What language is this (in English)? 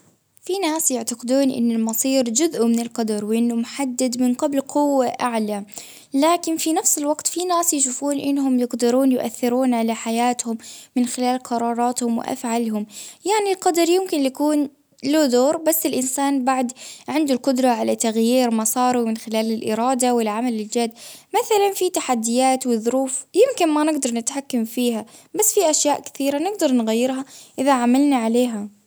Baharna Arabic